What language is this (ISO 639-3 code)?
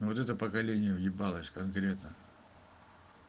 rus